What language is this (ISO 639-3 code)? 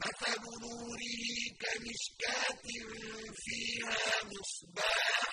ara